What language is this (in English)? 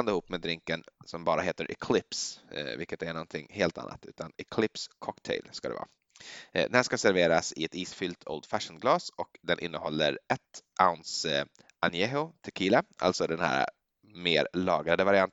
Swedish